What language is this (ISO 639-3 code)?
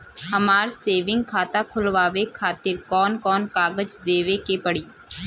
bho